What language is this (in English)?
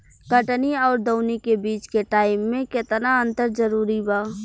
Bhojpuri